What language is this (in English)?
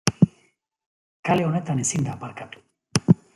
Basque